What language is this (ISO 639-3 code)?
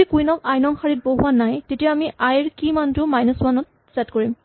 asm